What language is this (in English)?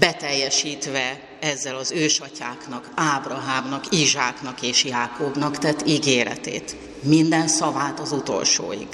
Hungarian